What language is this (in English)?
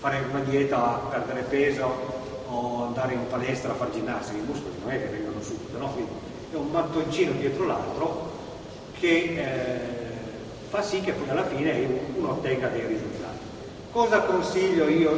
Italian